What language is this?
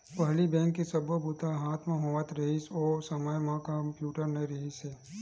Chhattisgarhi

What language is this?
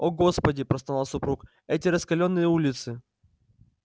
Russian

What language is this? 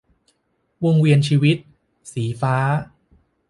Thai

